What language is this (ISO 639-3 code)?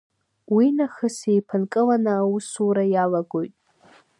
abk